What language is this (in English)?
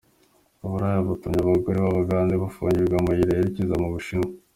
Kinyarwanda